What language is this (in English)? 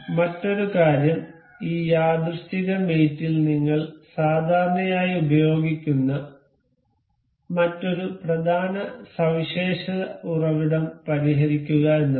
Malayalam